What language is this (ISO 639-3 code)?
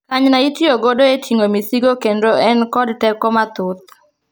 luo